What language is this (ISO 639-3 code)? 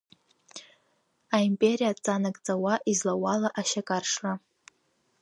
abk